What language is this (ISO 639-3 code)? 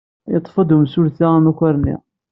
kab